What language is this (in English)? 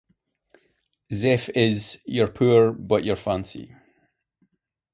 English